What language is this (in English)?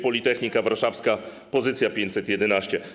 Polish